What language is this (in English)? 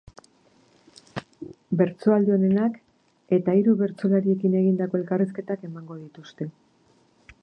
Basque